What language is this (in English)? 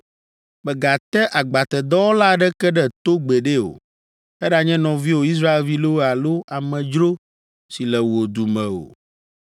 Ewe